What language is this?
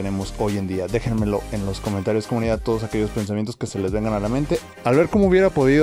Spanish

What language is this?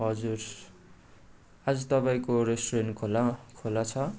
Nepali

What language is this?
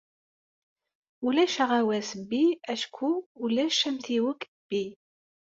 Kabyle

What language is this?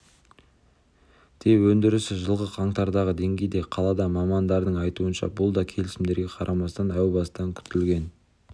Kazakh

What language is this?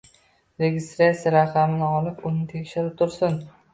Uzbek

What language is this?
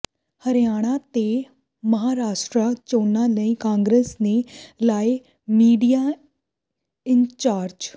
Punjabi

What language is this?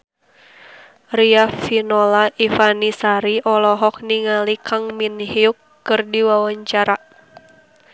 Sundanese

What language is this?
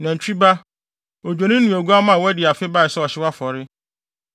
Akan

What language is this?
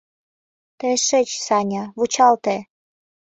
Mari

